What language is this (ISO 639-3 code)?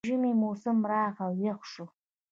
pus